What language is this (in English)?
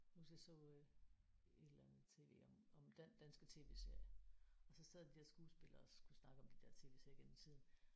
Danish